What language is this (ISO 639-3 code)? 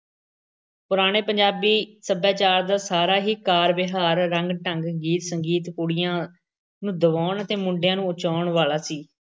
pan